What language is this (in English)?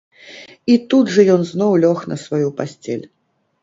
Belarusian